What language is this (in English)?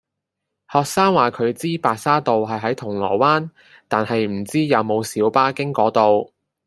Cantonese